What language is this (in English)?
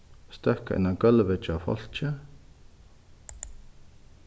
Faroese